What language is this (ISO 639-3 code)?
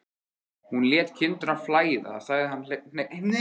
isl